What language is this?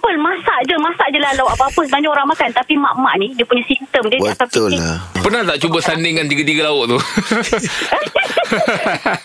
Malay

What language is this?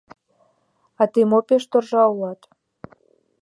Mari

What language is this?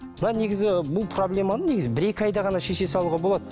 Kazakh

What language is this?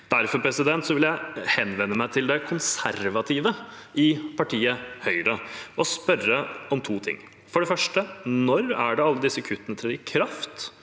Norwegian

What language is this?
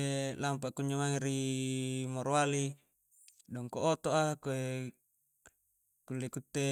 Coastal Konjo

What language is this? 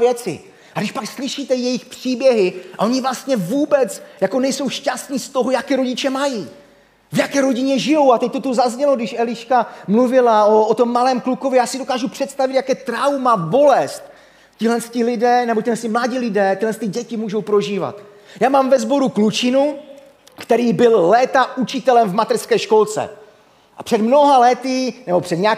Czech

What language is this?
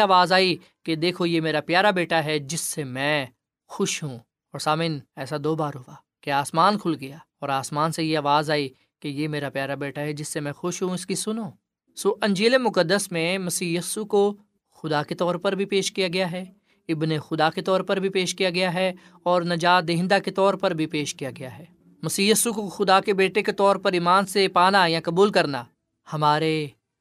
Urdu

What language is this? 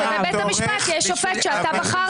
Hebrew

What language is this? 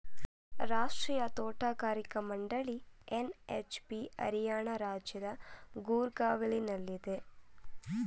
Kannada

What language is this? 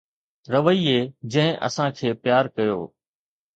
Sindhi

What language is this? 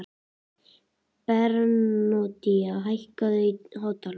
Icelandic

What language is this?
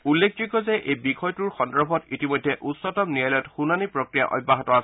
Assamese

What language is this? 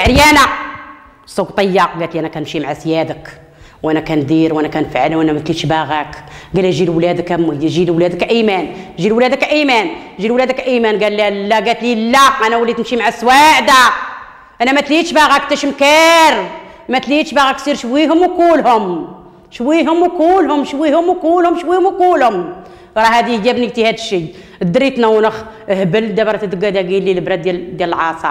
Arabic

